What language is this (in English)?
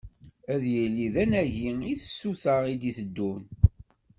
Kabyle